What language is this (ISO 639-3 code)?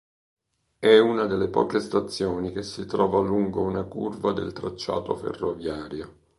ita